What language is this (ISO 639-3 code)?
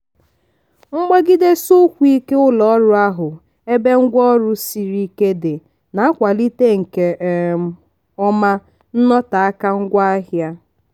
ibo